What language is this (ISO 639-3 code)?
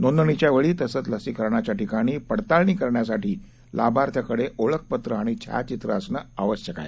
mar